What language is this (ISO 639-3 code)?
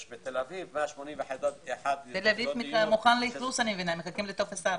heb